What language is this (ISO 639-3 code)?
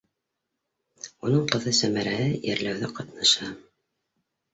bak